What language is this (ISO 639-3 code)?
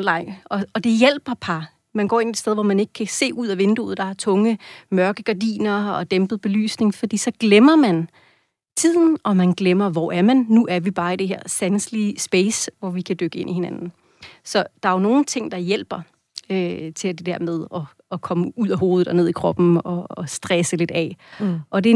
dan